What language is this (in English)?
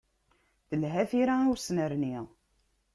Kabyle